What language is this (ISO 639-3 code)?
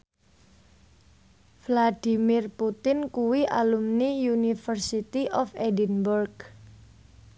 jav